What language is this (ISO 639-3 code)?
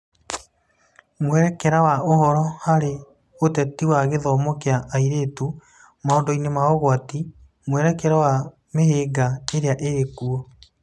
kik